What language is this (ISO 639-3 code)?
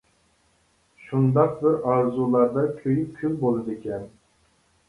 uig